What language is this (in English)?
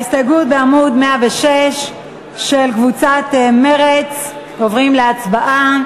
Hebrew